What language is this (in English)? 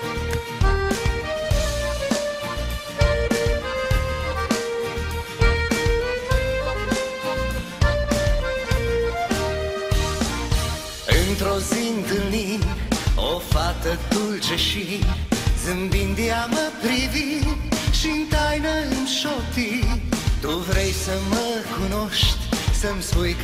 Romanian